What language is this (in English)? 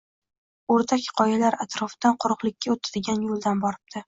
Uzbek